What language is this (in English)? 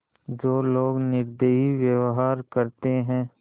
Hindi